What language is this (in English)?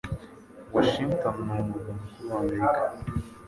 Kinyarwanda